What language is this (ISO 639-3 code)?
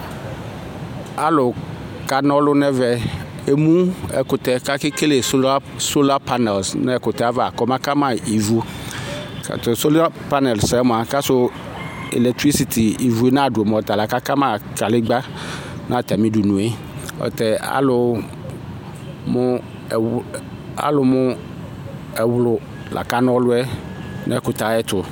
kpo